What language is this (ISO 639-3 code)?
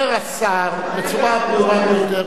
heb